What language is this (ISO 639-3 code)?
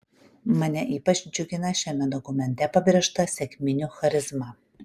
lit